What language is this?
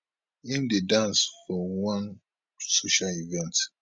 Nigerian Pidgin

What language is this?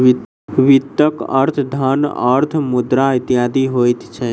Maithili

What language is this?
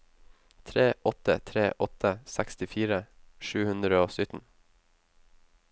Norwegian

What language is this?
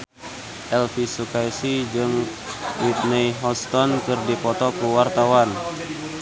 Sundanese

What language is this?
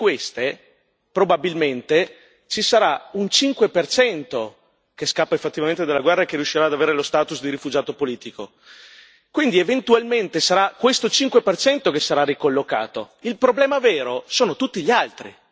Italian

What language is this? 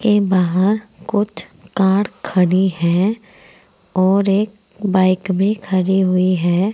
Hindi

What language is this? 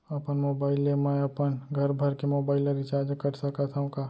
Chhattisgarhi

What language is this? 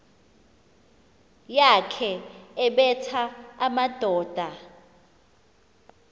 Xhosa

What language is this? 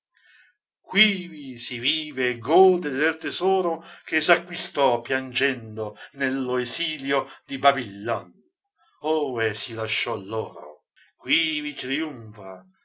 Italian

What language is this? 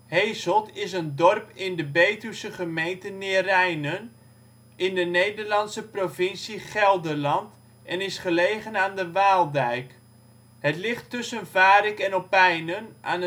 Dutch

